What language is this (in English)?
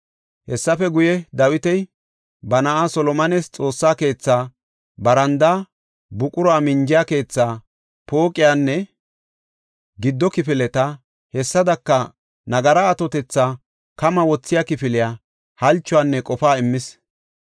Gofa